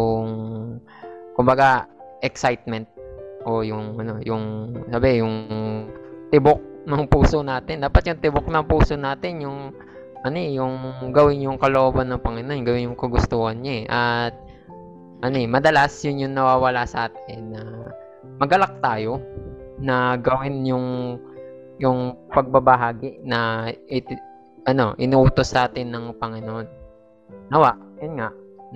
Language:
Filipino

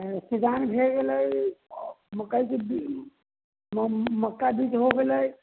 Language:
Maithili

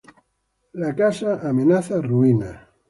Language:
Spanish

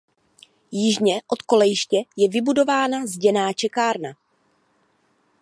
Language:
Czech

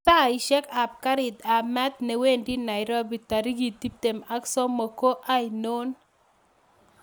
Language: Kalenjin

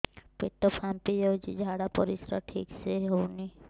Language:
Odia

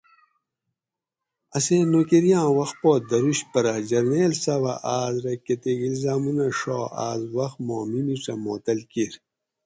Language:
Gawri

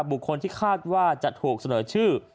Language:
Thai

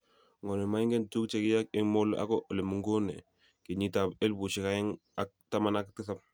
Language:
Kalenjin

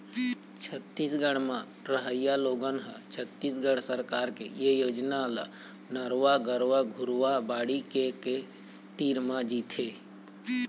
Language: Chhattisgarhi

